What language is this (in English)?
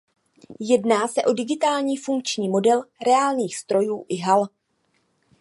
Czech